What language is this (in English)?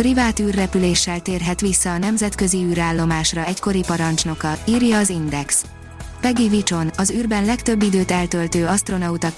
Hungarian